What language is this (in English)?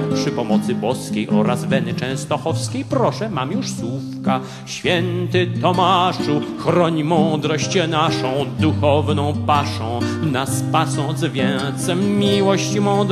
Polish